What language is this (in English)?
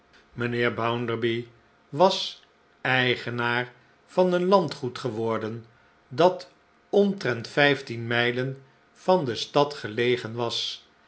Dutch